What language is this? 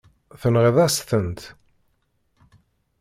Kabyle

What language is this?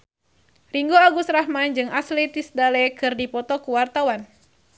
Sundanese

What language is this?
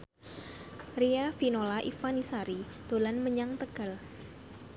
Javanese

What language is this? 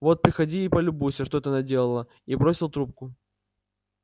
Russian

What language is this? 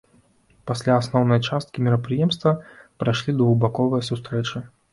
Belarusian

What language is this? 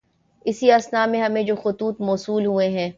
Urdu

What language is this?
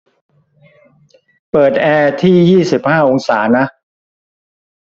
Thai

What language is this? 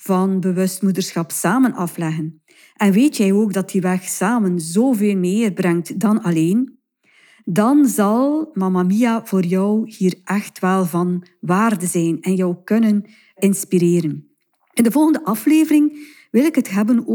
Dutch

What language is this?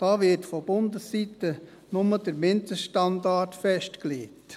Swiss German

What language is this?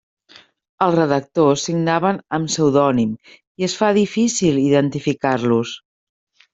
Catalan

